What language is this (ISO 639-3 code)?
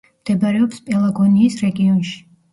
kat